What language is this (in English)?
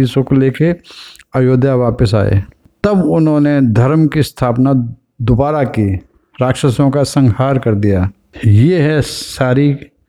Hindi